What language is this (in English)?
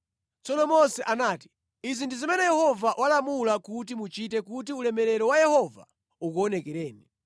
Nyanja